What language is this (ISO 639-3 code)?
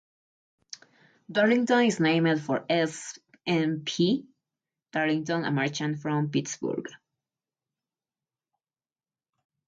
eng